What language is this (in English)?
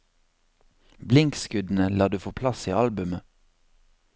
Norwegian